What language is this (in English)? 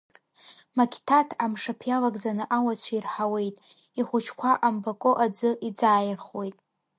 Abkhazian